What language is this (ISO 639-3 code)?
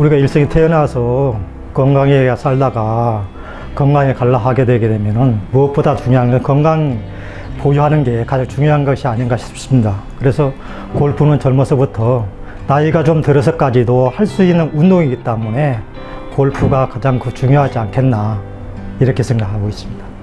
kor